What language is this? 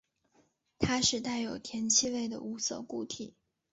Chinese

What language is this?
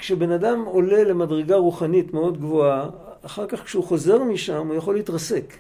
Hebrew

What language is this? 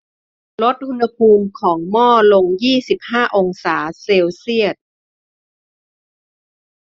Thai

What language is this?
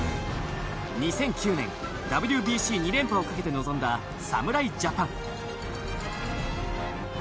Japanese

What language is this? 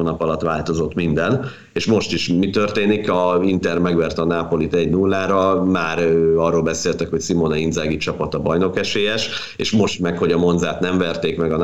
Hungarian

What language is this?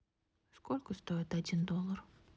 Russian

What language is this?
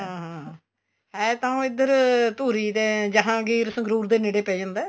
Punjabi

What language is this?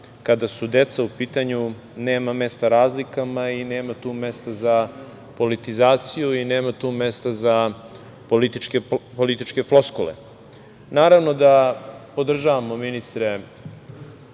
Serbian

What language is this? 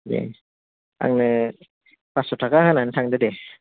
Bodo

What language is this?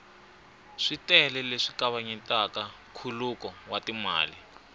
Tsonga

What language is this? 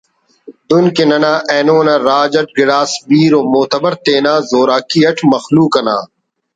Brahui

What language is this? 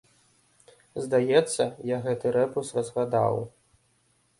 Belarusian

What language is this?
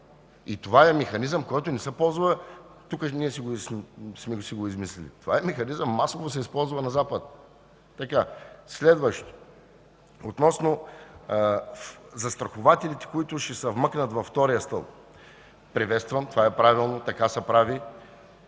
Bulgarian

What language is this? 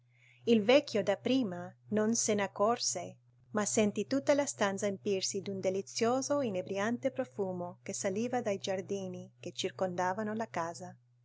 Italian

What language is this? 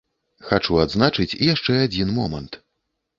Belarusian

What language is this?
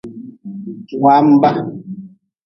Nawdm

